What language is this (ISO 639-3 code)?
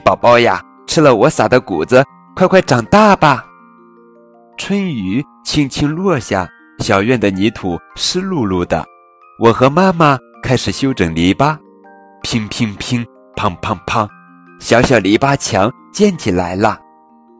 zho